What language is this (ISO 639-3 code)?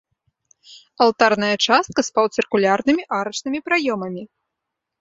bel